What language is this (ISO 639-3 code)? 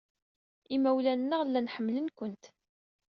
kab